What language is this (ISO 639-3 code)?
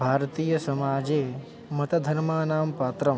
san